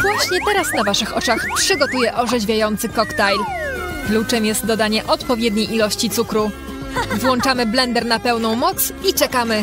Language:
Polish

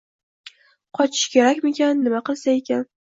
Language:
Uzbek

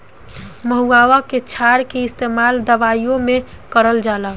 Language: Bhojpuri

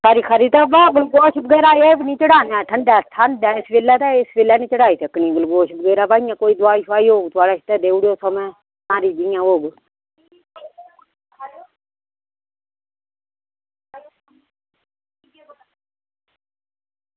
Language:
Dogri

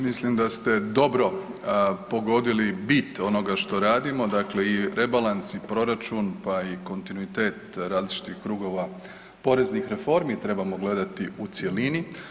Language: Croatian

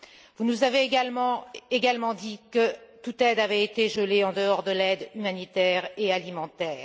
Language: French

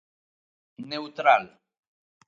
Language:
Galician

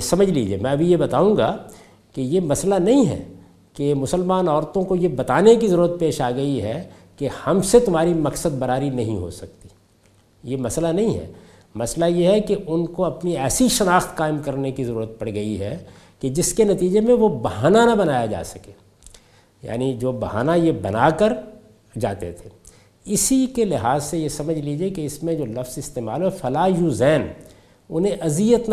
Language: Urdu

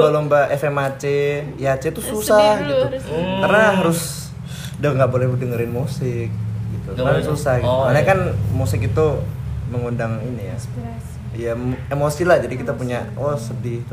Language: Indonesian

